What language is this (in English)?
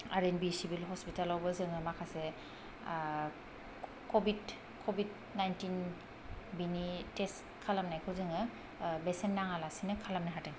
Bodo